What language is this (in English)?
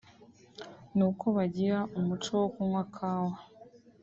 Kinyarwanda